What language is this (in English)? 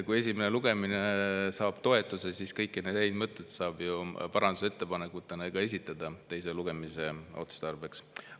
Estonian